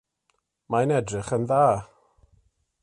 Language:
Welsh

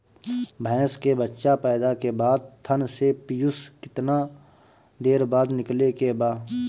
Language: Bhojpuri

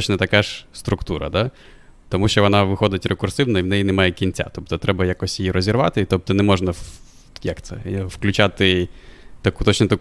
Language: Ukrainian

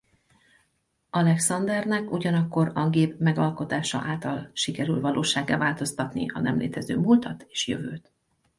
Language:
Hungarian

